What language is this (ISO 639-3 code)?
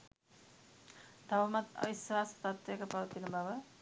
sin